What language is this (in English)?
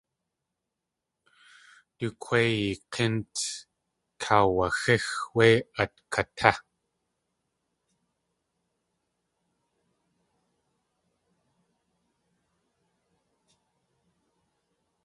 Tlingit